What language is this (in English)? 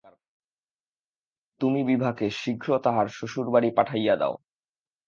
Bangla